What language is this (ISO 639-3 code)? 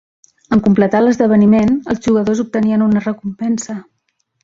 cat